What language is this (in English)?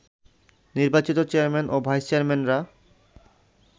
Bangla